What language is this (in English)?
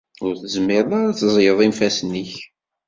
Kabyle